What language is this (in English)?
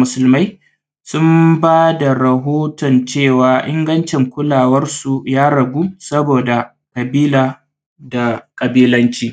Hausa